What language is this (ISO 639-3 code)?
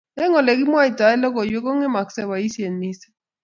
kln